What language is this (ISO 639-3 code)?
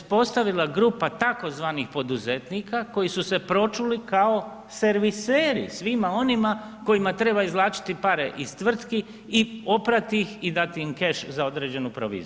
hrv